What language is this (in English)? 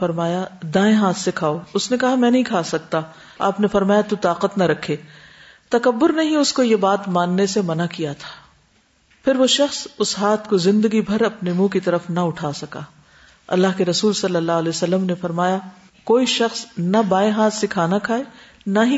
Urdu